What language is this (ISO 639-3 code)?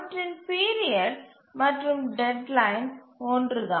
tam